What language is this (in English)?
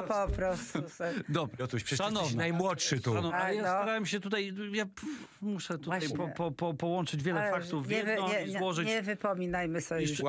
Polish